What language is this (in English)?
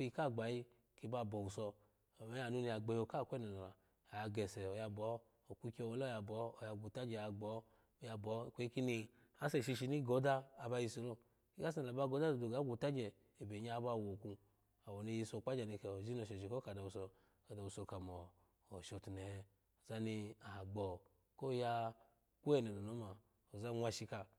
Alago